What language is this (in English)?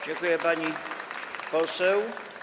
Polish